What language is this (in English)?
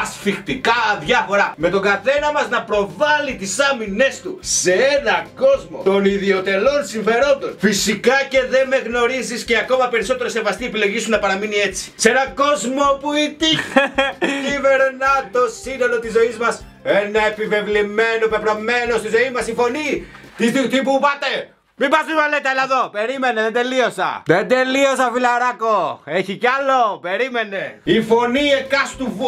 Greek